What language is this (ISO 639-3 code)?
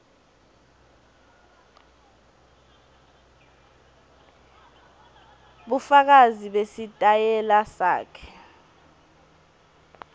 ssw